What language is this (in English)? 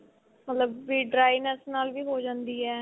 Punjabi